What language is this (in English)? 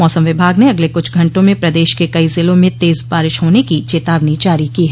Hindi